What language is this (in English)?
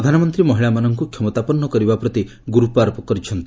Odia